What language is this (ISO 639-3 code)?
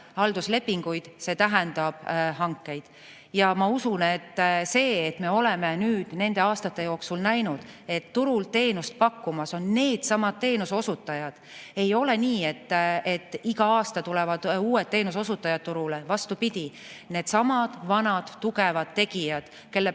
est